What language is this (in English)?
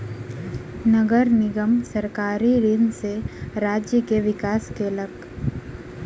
Maithili